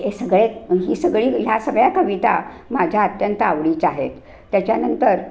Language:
Marathi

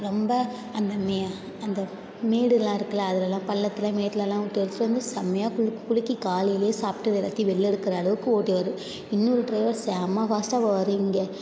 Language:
Tamil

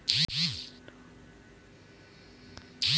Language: Chhattisgarhi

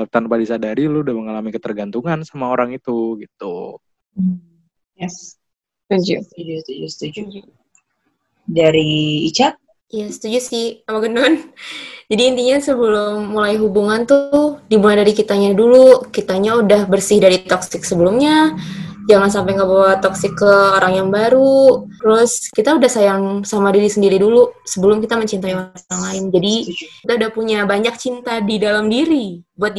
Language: Indonesian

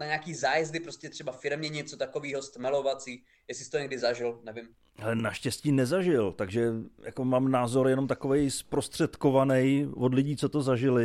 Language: Czech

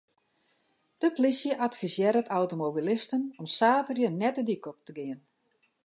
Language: Western Frisian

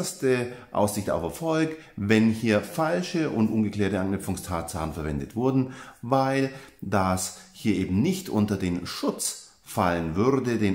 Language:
German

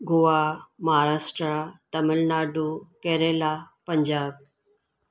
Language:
Sindhi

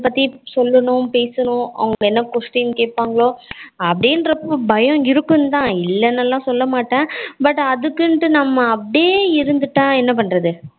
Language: Tamil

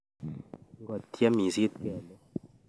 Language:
Kalenjin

